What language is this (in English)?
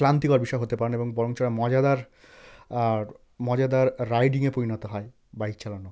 Bangla